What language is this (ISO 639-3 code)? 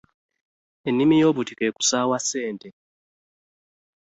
lug